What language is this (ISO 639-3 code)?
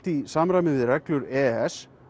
isl